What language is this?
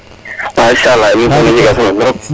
Serer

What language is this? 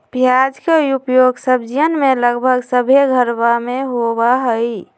Magahi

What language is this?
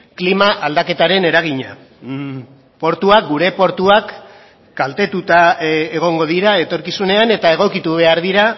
Basque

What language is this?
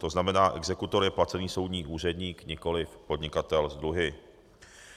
Czech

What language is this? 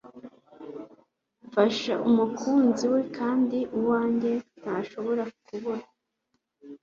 Kinyarwanda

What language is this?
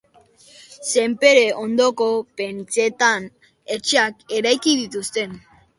Basque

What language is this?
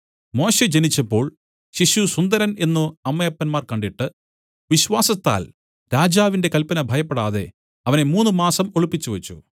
Malayalam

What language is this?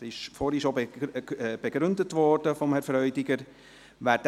Swiss German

